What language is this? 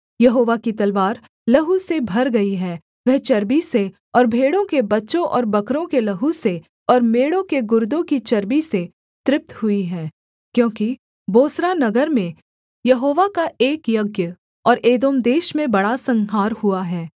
Hindi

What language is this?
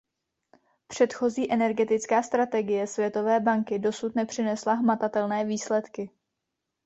Czech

